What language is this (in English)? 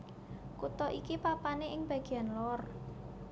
Javanese